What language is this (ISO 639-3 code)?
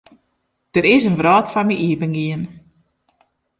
fry